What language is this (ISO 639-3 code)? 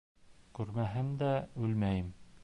bak